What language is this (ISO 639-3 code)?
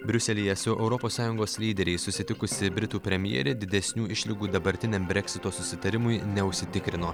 lit